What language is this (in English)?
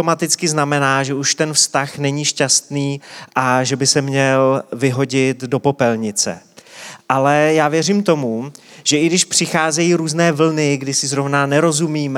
Czech